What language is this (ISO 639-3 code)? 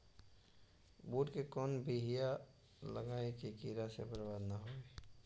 mag